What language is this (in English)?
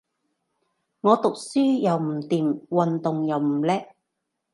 Cantonese